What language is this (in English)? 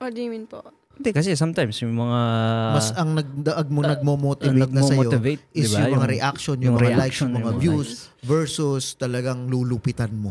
Filipino